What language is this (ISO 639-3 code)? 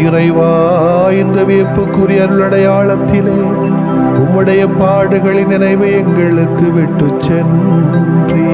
tam